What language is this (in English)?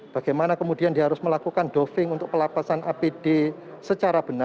Indonesian